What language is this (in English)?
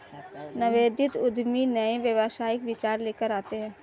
Hindi